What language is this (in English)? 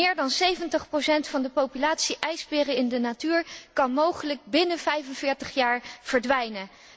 Dutch